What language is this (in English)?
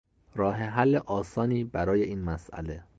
Persian